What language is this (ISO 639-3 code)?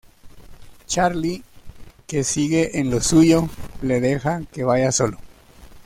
spa